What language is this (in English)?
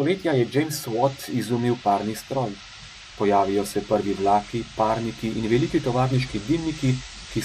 Romanian